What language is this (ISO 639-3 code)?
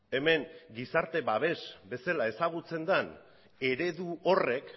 eus